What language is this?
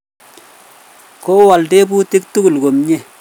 Kalenjin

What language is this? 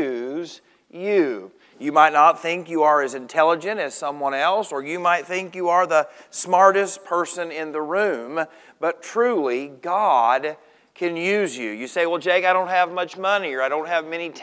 English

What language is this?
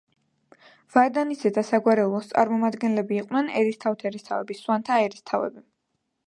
Georgian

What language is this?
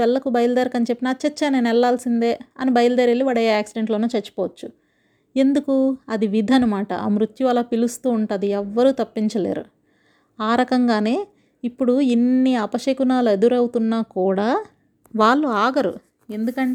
Telugu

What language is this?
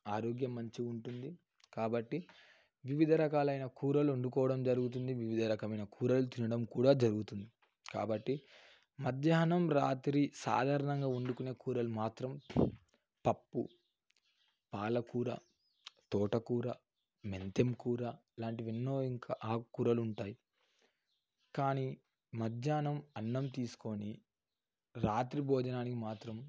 Telugu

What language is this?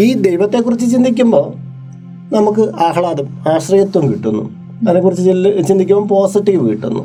Malayalam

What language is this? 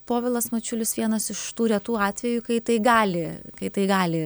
Lithuanian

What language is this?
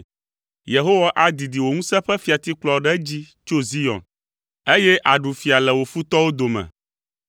Ewe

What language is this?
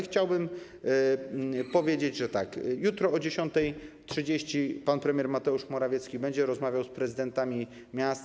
Polish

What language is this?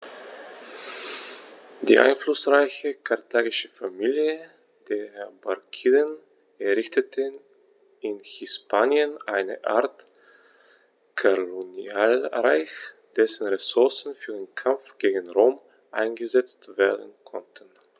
German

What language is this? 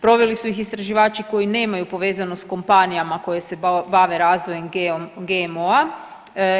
Croatian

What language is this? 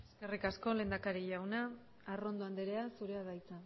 Basque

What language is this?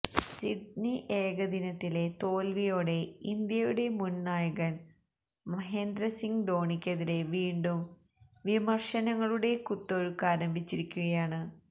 Malayalam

